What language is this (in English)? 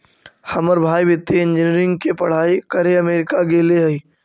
Magahi